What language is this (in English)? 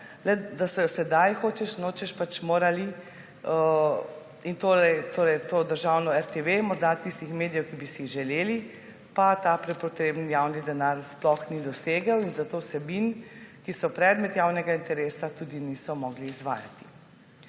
Slovenian